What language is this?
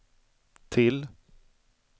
Swedish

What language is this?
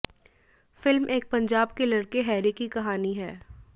Hindi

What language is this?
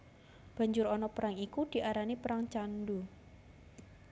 Javanese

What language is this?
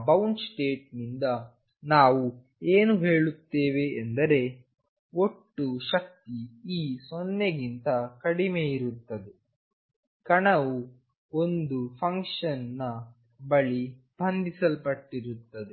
Kannada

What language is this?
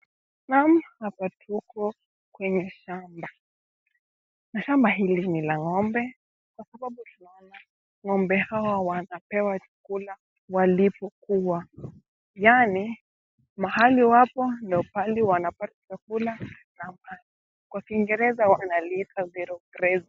Swahili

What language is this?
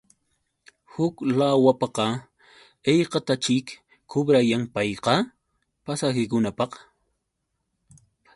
Yauyos Quechua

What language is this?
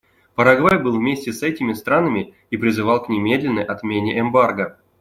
Russian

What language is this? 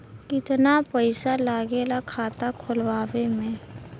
Bhojpuri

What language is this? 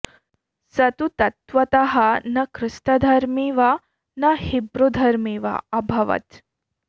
Sanskrit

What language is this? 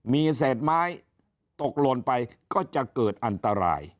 Thai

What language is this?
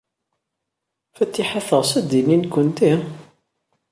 Kabyle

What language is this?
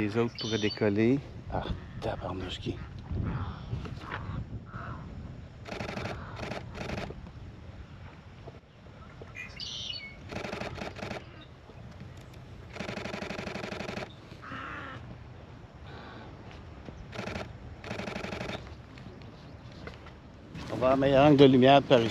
French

